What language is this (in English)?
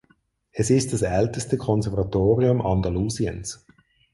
German